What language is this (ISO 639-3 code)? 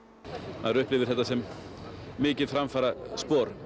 isl